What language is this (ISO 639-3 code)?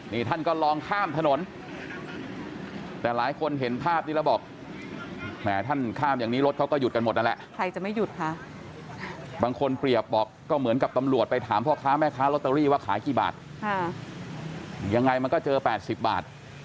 tha